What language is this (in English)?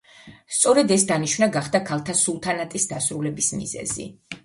Georgian